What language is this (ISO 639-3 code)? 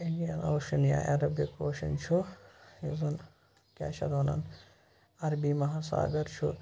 kas